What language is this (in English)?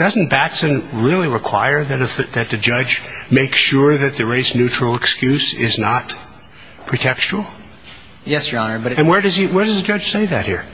English